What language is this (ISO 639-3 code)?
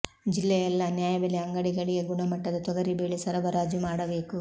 kan